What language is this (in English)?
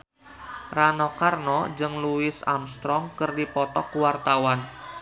Sundanese